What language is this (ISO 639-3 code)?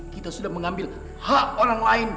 ind